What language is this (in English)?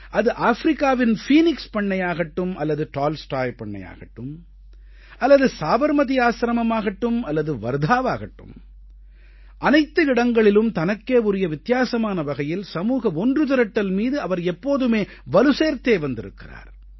Tamil